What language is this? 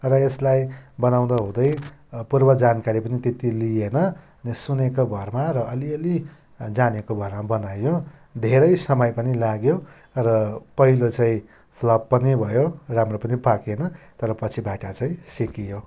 Nepali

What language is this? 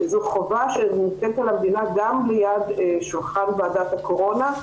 Hebrew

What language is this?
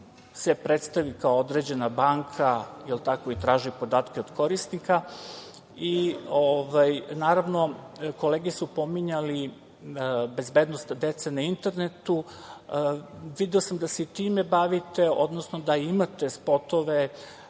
Serbian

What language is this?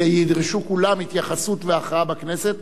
Hebrew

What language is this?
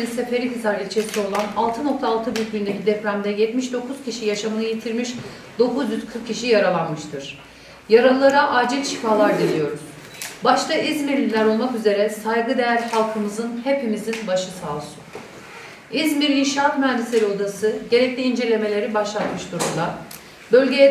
Turkish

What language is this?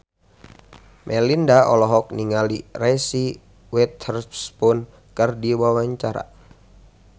Sundanese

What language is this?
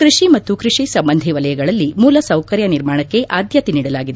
Kannada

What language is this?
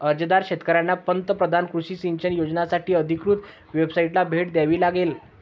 Marathi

